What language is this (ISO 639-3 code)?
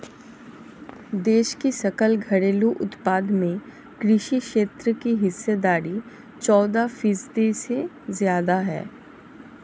hin